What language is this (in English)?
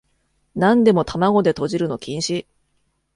Japanese